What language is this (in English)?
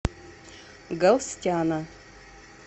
Russian